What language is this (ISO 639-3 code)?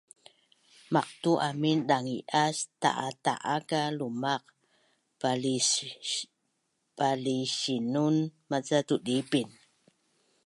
bnn